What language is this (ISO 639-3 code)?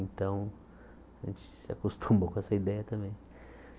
por